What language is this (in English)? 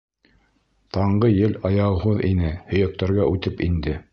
Bashkir